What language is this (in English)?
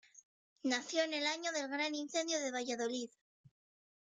Spanish